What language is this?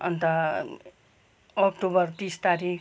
Nepali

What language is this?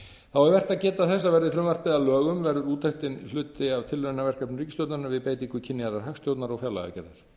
Icelandic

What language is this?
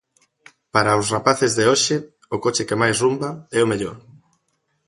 Galician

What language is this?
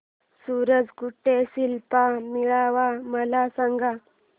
Marathi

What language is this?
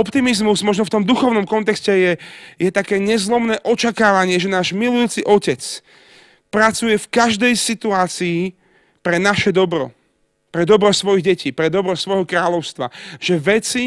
Slovak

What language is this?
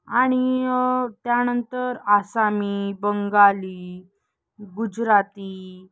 Marathi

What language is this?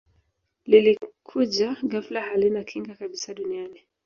Swahili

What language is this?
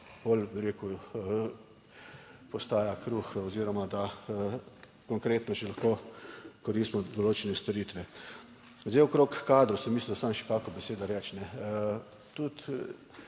Slovenian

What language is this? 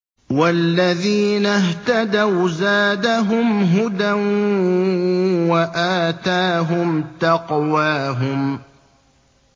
Arabic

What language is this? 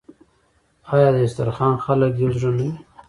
Pashto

